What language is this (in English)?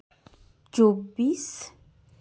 Santali